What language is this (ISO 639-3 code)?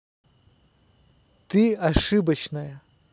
rus